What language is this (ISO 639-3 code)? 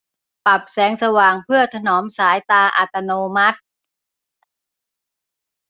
tha